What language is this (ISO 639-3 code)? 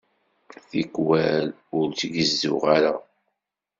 kab